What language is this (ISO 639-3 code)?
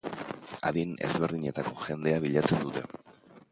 eus